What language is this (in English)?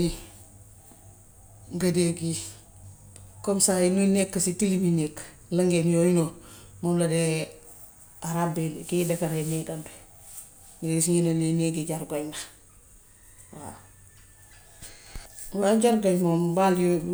Gambian Wolof